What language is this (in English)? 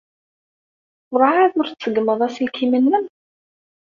Kabyle